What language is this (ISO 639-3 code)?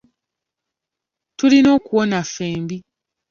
lug